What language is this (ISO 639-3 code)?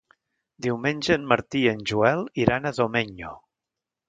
cat